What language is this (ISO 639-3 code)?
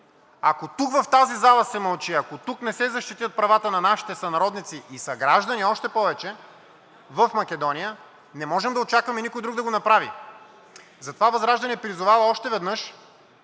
bul